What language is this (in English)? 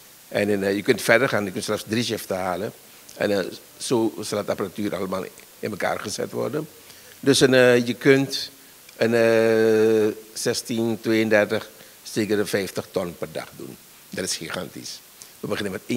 Dutch